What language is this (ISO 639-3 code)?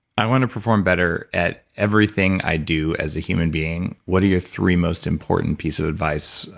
eng